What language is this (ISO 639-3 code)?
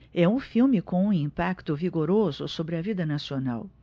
por